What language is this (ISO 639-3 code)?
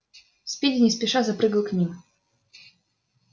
rus